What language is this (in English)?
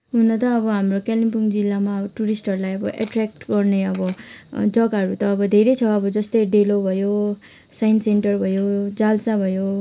Nepali